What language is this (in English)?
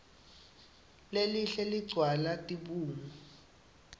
Swati